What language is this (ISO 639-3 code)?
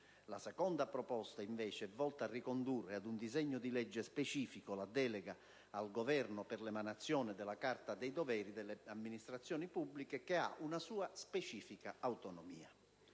ita